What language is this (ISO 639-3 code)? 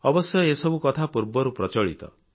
ori